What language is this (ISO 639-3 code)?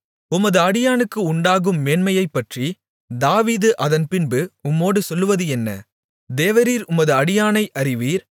tam